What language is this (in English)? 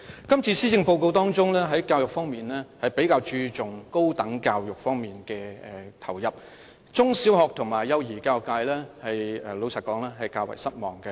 Cantonese